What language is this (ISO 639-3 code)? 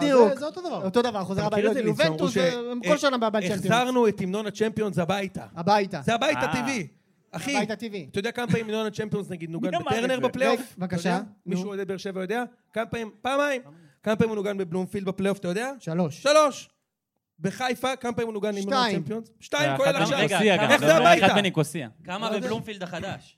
heb